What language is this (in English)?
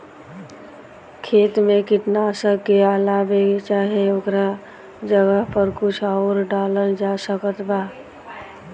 Bhojpuri